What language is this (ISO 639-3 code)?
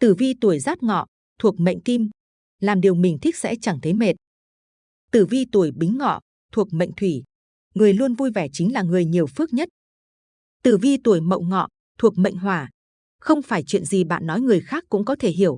vie